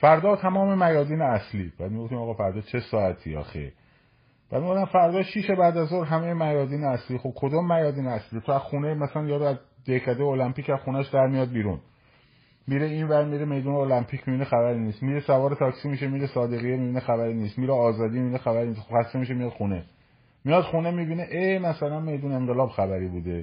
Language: Persian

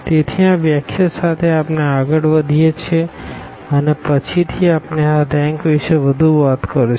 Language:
Gujarati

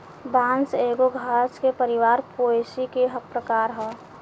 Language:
Bhojpuri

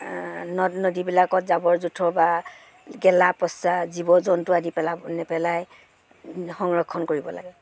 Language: Assamese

